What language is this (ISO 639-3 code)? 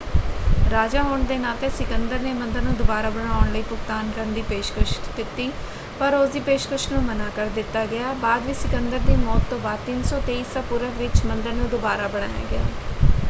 pan